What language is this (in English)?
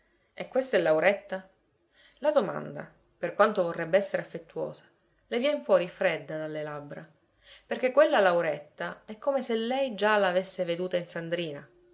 Italian